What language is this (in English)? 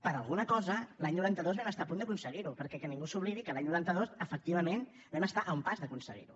Catalan